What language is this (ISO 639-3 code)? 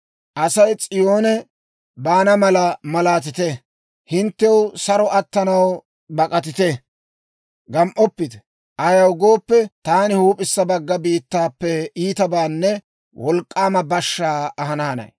dwr